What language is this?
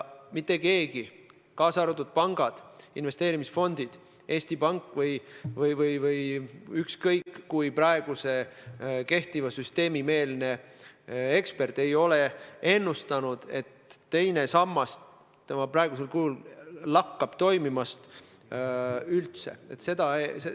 Estonian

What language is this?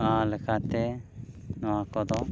Santali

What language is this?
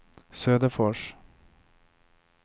Swedish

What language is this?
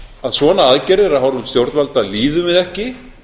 Icelandic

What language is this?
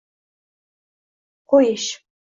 Uzbek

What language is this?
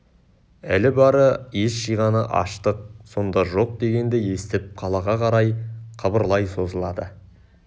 Kazakh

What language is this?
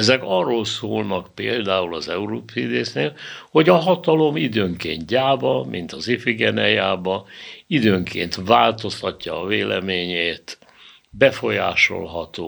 Hungarian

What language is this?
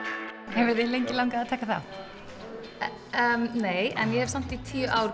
Icelandic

